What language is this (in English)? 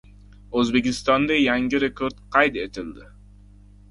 Uzbek